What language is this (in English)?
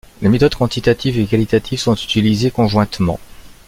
French